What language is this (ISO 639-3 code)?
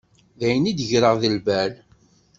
kab